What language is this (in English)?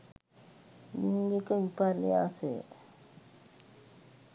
Sinhala